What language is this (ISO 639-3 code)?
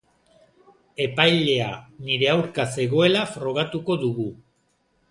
eus